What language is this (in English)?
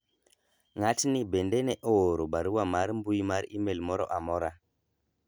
Luo (Kenya and Tanzania)